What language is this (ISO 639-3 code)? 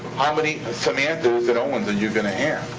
eng